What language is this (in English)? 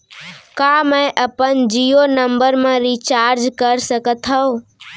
Chhattisgarhi